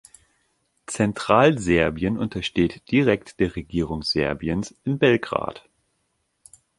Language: German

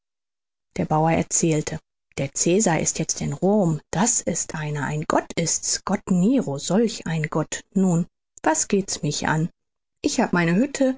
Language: German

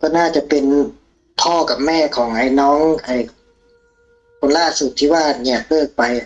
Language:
Thai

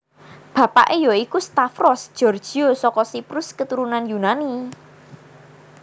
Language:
Javanese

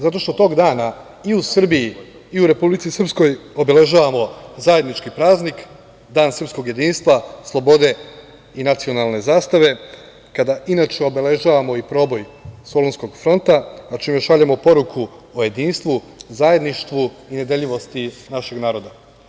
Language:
Serbian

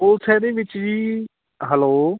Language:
Punjabi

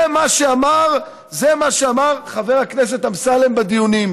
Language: Hebrew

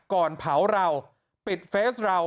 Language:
Thai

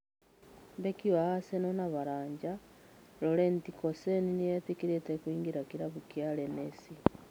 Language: Kikuyu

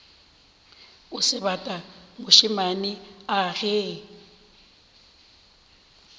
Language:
Northern Sotho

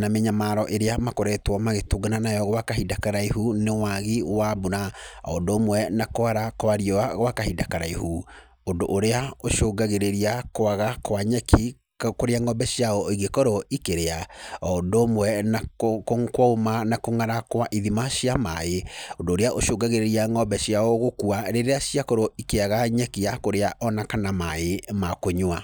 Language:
Kikuyu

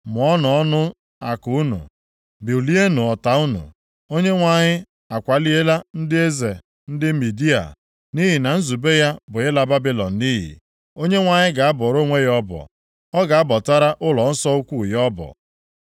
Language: Igbo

